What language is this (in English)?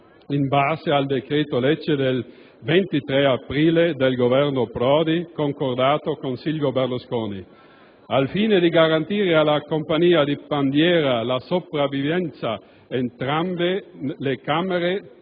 Italian